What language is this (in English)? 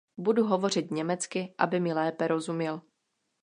Czech